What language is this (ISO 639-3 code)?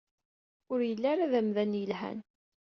kab